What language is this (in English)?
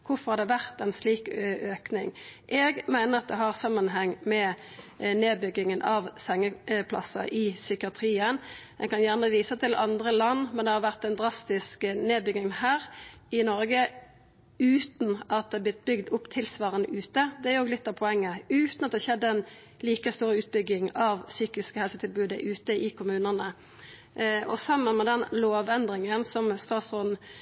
Norwegian Nynorsk